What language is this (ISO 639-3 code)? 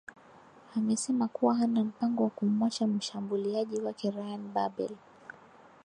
swa